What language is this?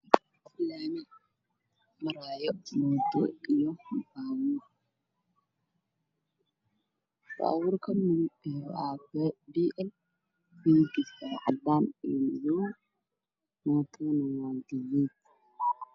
Somali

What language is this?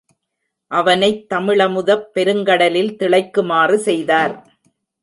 Tamil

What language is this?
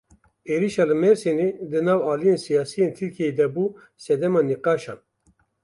Kurdish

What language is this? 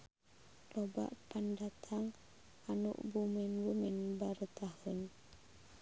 Sundanese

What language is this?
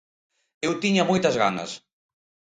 Galician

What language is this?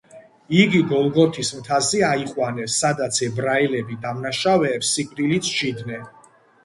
Georgian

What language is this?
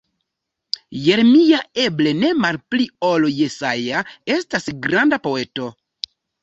Esperanto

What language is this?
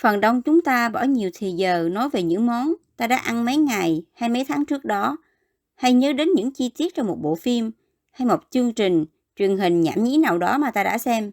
Vietnamese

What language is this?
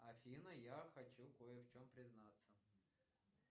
Russian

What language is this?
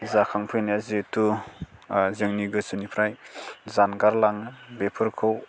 Bodo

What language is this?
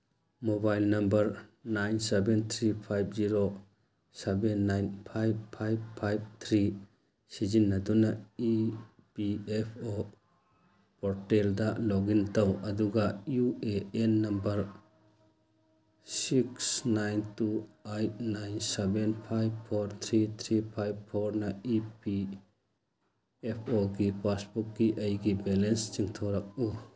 Manipuri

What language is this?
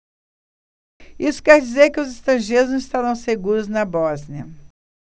Portuguese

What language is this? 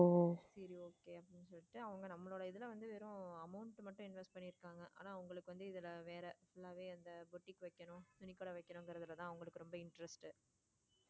Tamil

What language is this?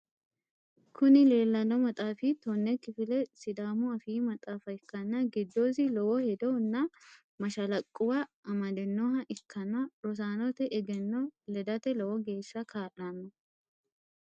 Sidamo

